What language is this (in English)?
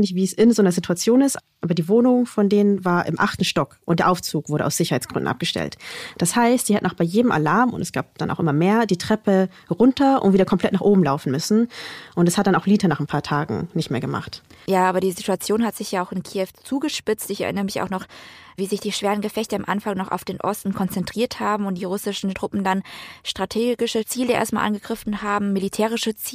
German